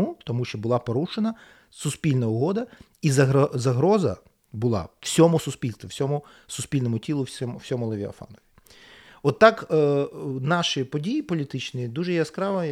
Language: Ukrainian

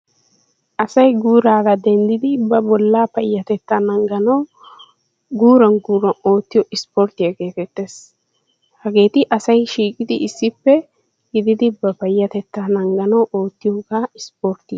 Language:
Wolaytta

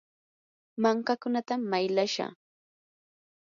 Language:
Yanahuanca Pasco Quechua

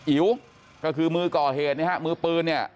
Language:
Thai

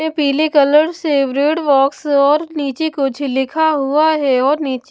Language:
Hindi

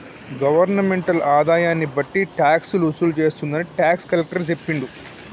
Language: Telugu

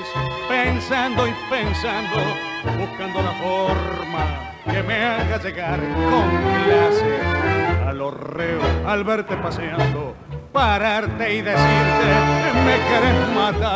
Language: Spanish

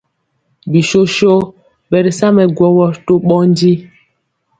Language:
Mpiemo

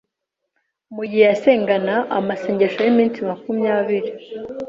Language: Kinyarwanda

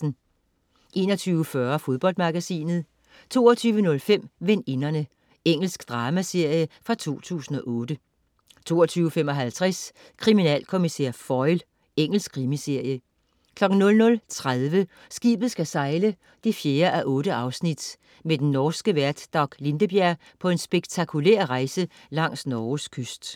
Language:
Danish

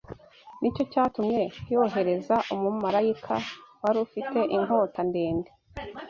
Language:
Kinyarwanda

